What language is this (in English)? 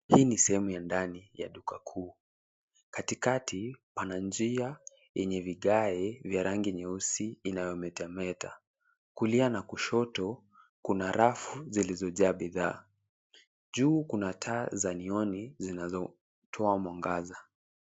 Swahili